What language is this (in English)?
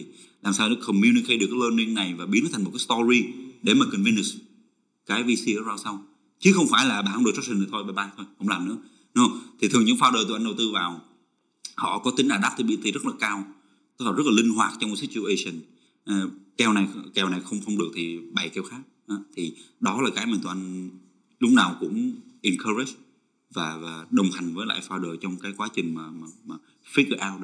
Vietnamese